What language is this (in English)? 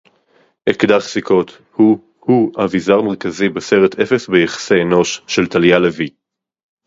Hebrew